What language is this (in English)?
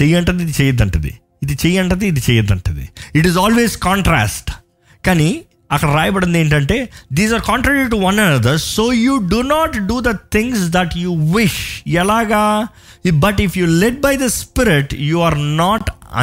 Telugu